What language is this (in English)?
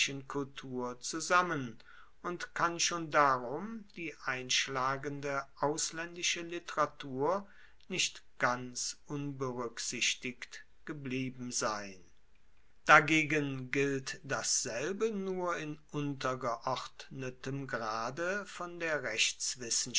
German